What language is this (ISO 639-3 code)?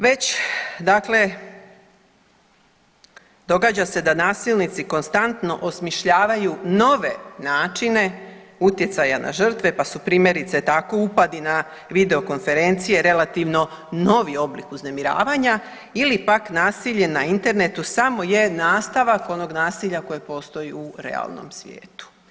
hrv